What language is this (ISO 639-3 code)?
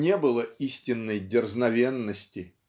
rus